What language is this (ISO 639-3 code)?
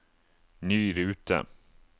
nor